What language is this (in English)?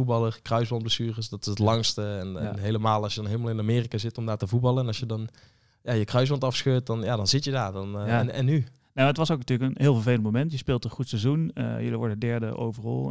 Dutch